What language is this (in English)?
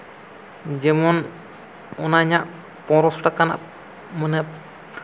Santali